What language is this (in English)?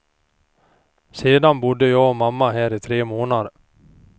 Swedish